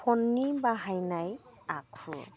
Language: Bodo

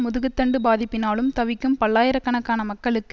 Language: Tamil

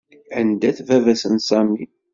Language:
Kabyle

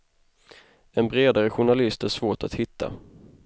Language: Swedish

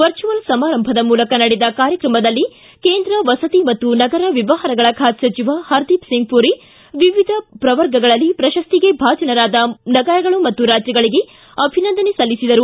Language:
Kannada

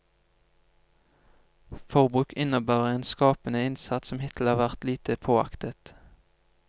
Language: Norwegian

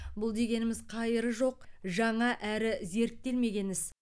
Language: Kazakh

